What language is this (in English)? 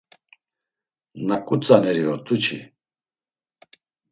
Laz